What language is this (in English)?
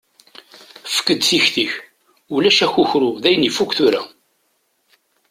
Kabyle